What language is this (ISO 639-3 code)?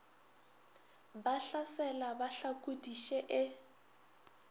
nso